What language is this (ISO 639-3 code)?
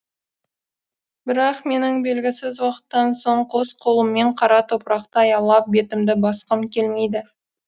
kaz